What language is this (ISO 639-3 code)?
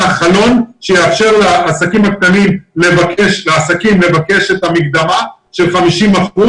heb